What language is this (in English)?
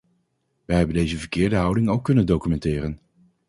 Dutch